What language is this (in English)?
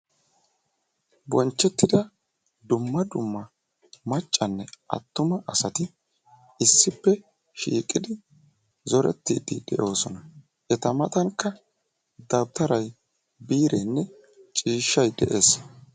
Wolaytta